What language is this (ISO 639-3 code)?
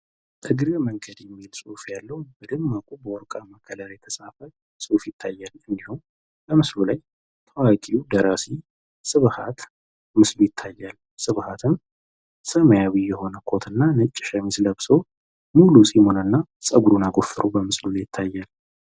amh